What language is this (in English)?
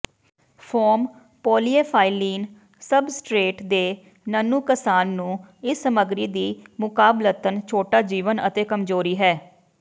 Punjabi